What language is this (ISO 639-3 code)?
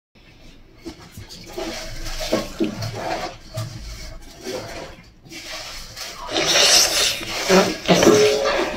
kor